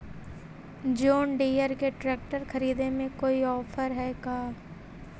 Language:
Magahi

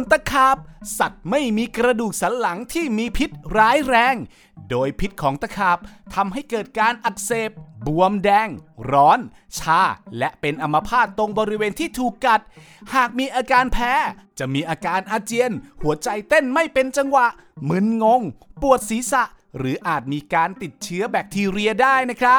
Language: Thai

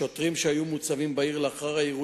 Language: Hebrew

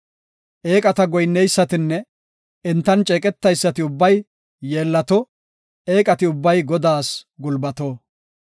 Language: Gofa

